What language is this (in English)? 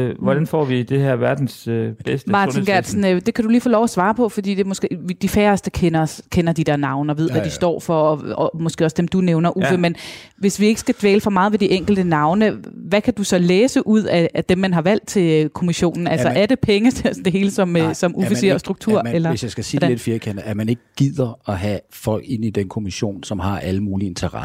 Danish